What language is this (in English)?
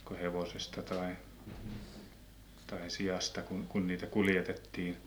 Finnish